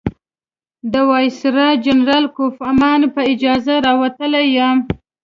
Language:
Pashto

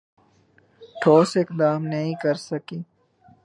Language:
Urdu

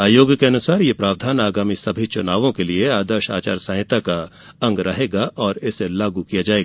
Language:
Hindi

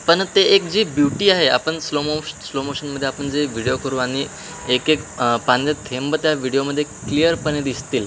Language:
Marathi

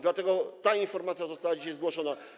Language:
Polish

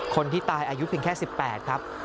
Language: Thai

